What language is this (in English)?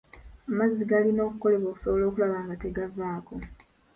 Ganda